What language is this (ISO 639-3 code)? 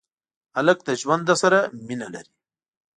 pus